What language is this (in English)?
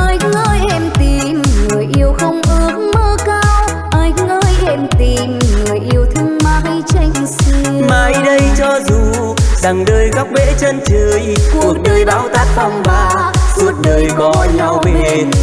Vietnamese